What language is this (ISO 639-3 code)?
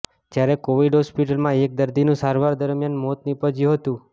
guj